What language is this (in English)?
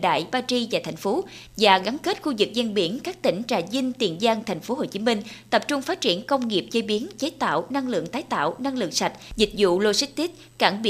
Vietnamese